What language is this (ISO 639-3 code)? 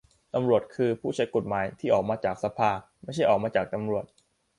tha